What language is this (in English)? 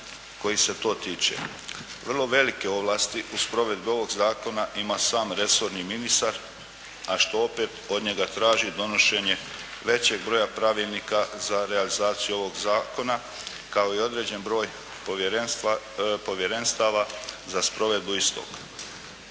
Croatian